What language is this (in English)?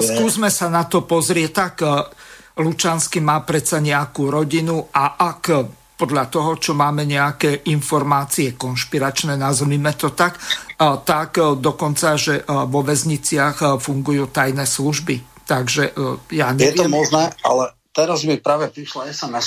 Slovak